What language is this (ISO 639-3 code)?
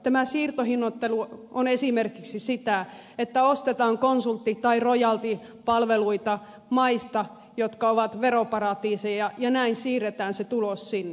fin